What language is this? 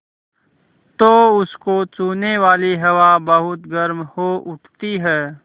Hindi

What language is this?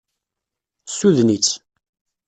Kabyle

